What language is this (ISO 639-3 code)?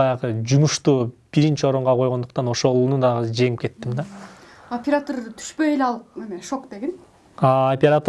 tur